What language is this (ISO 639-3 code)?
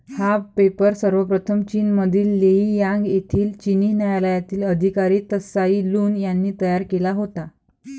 mar